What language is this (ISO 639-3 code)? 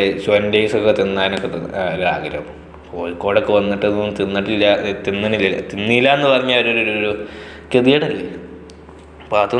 mal